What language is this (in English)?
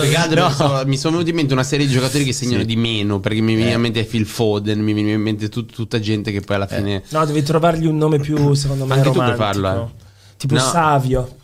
Italian